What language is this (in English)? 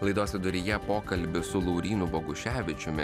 Lithuanian